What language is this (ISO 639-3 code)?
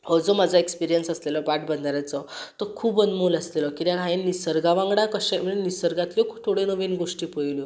kok